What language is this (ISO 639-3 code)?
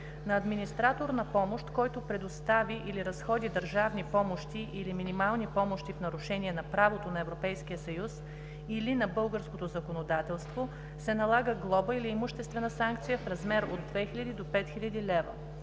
bul